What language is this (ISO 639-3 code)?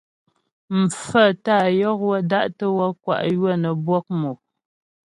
bbj